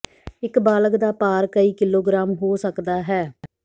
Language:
Punjabi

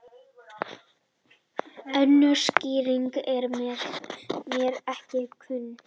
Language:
Icelandic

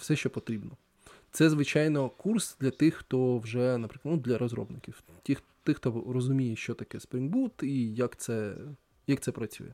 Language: Ukrainian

